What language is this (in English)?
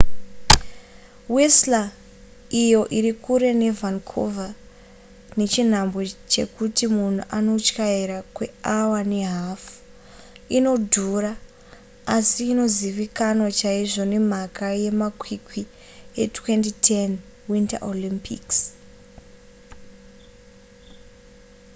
Shona